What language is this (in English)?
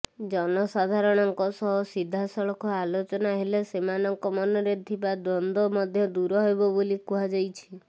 Odia